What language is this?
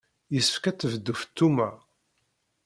Kabyle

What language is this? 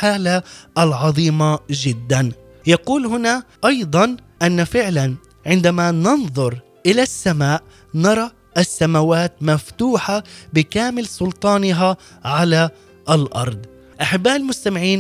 Arabic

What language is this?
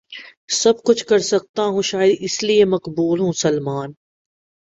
Urdu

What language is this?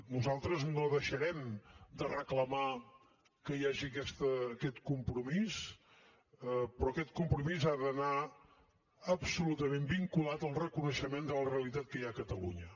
Catalan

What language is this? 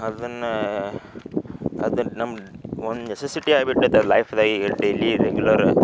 Kannada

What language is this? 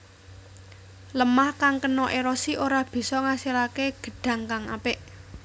Javanese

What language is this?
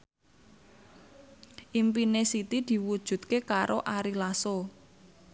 Javanese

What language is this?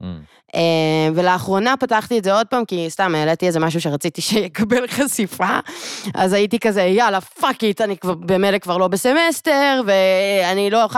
Hebrew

